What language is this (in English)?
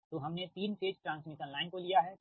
Hindi